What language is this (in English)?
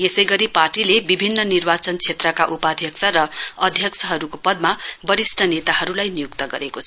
Nepali